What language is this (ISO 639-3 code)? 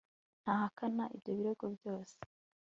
kin